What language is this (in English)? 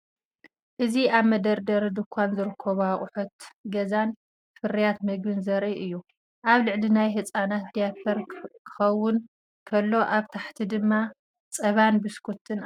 Tigrinya